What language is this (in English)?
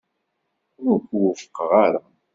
Kabyle